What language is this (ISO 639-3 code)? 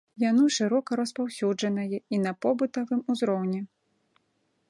bel